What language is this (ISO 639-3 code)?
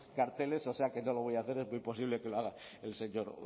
spa